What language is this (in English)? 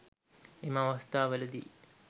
Sinhala